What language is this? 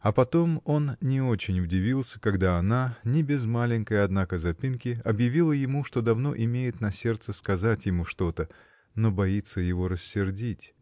Russian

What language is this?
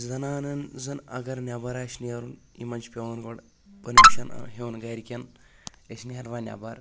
Kashmiri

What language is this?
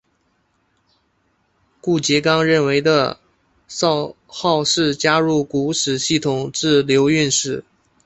Chinese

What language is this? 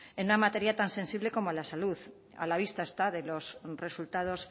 Spanish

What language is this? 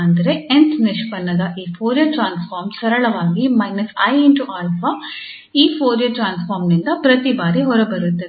Kannada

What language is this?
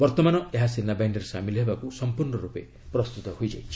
Odia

